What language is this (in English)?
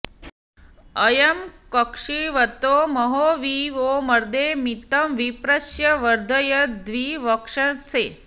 Sanskrit